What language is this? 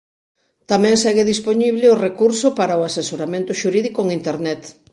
Galician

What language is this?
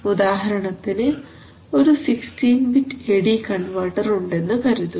Malayalam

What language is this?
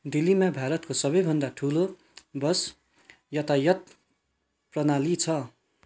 Nepali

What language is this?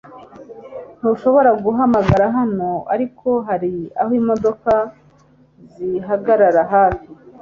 Kinyarwanda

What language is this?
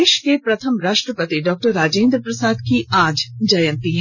Hindi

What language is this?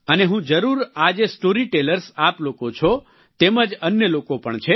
Gujarati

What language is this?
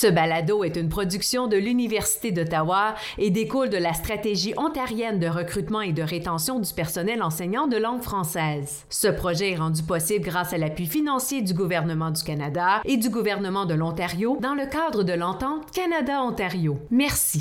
French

